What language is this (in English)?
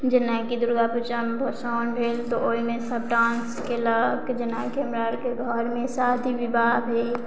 Maithili